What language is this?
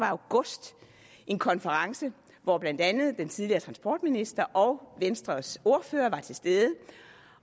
Danish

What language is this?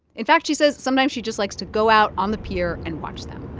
English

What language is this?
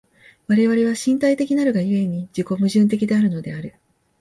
Japanese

